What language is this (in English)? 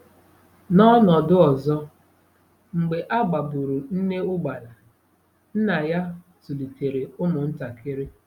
Igbo